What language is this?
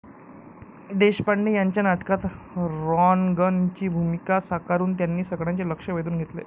Marathi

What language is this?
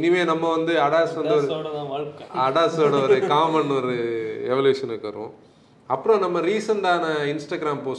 Tamil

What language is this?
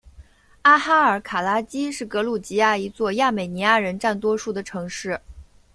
Chinese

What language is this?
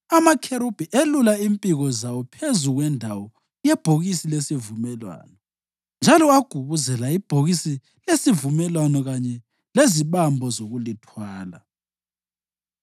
North Ndebele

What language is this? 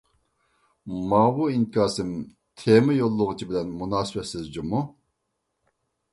Uyghur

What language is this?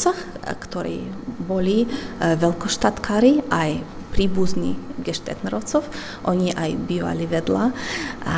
Slovak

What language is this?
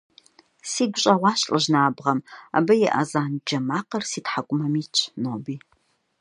Kabardian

